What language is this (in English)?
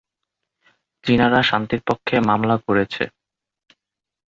Bangla